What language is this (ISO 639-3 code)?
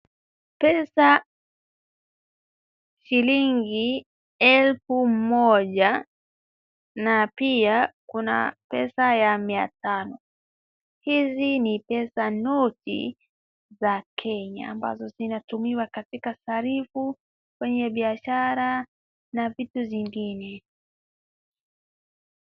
swa